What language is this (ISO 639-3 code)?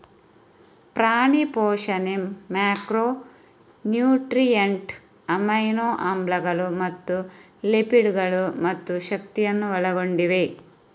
kan